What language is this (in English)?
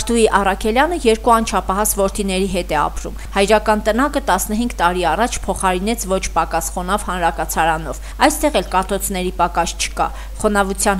Romanian